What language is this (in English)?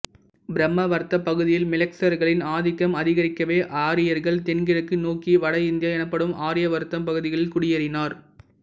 Tamil